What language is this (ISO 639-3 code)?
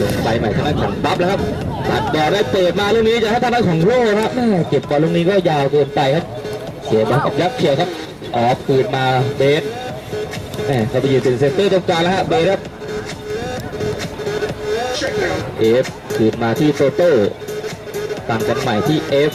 tha